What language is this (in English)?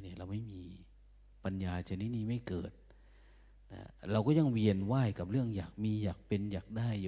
Thai